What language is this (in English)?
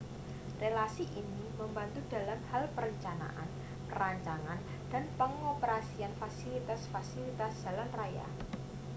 Indonesian